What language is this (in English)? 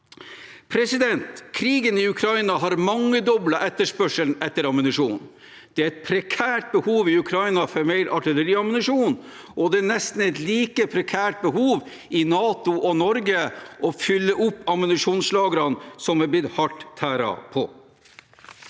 Norwegian